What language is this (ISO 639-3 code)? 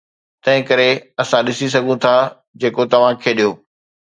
snd